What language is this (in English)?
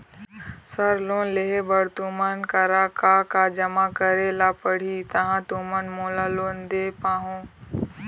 Chhattisgarhi